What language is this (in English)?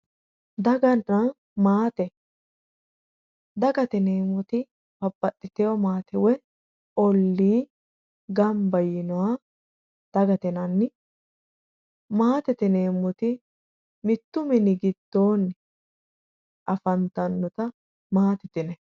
Sidamo